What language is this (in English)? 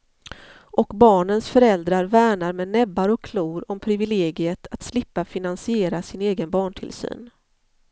Swedish